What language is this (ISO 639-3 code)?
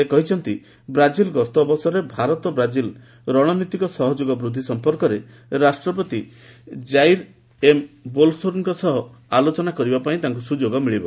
ori